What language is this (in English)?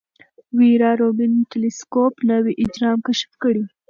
Pashto